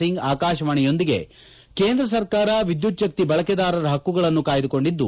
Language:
Kannada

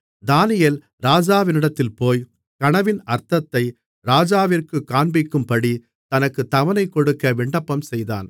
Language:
Tamil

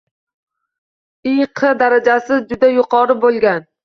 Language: Uzbek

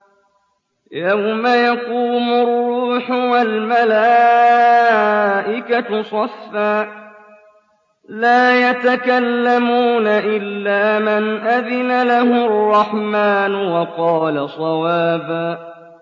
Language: Arabic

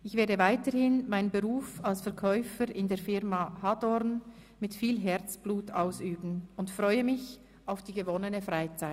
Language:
Swiss German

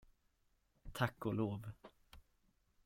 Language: Swedish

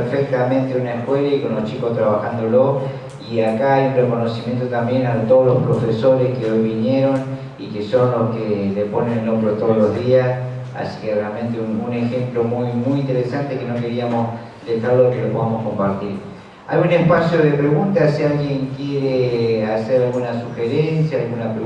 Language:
Spanish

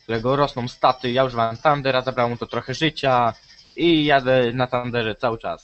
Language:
Polish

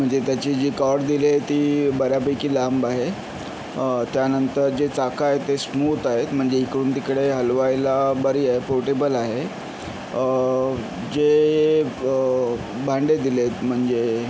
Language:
Marathi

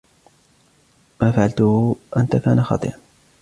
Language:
Arabic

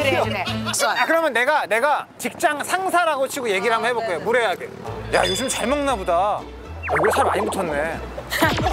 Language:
Korean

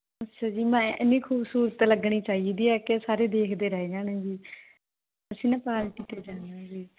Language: Punjabi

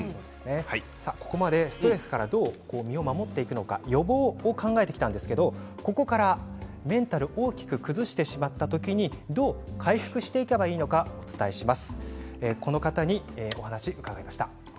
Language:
Japanese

